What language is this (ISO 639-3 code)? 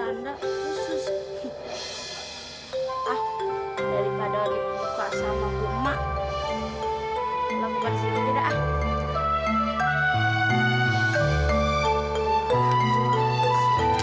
ind